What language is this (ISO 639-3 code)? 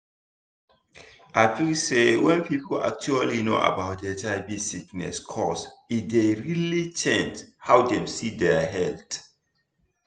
pcm